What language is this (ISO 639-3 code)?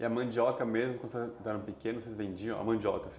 por